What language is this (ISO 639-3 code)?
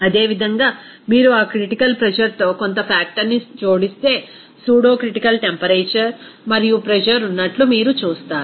tel